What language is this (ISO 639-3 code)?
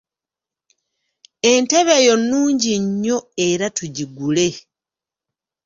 lug